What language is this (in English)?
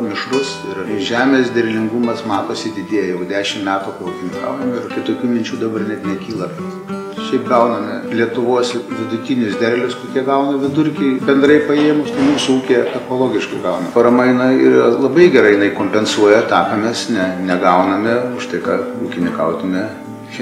Lithuanian